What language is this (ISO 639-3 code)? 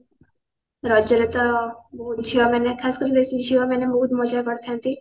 ori